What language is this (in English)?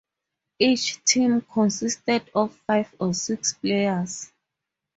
English